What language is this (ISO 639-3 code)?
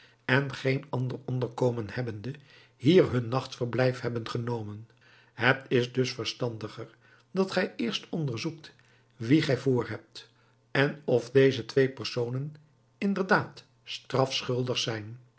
nld